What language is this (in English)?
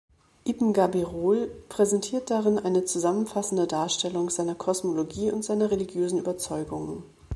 German